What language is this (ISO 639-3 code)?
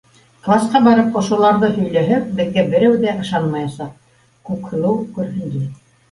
bak